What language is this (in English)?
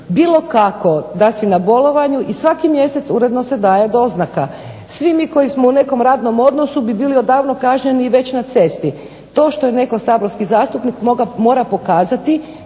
Croatian